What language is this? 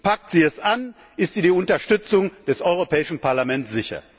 German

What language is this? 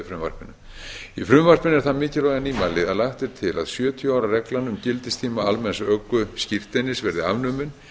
Icelandic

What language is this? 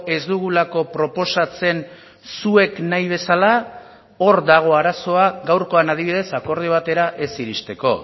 Basque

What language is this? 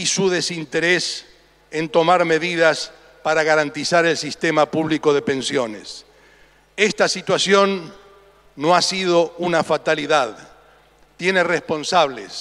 Spanish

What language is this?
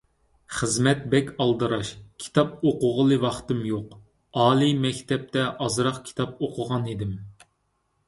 Uyghur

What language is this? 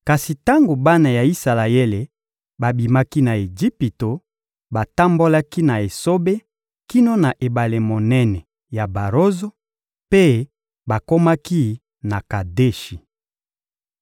Lingala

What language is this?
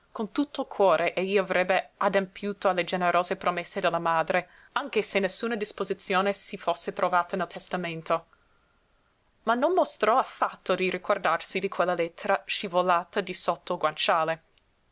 Italian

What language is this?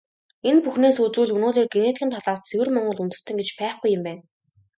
Mongolian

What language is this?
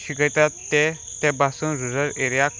Konkani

